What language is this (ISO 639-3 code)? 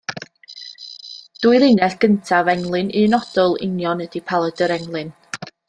cym